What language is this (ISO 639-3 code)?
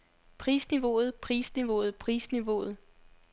dan